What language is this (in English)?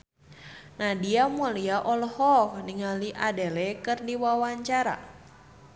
Sundanese